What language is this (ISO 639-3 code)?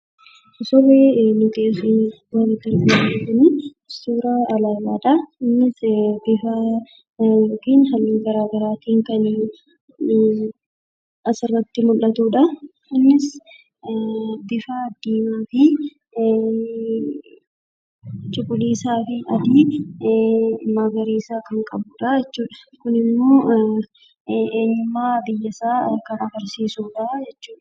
orm